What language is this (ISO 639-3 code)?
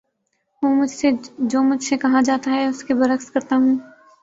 urd